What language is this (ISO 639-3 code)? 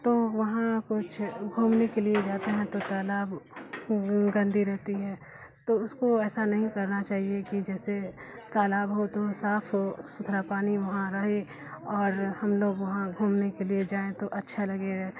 urd